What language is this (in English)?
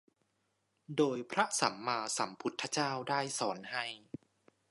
Thai